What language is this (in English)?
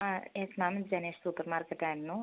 Malayalam